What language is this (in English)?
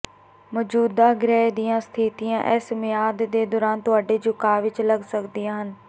Punjabi